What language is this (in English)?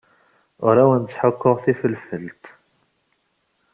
Kabyle